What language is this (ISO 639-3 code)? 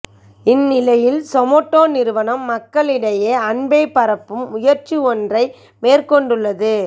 tam